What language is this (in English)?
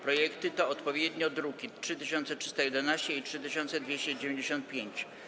Polish